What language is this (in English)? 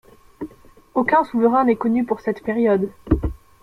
French